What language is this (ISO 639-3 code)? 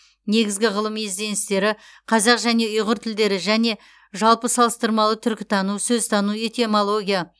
kaz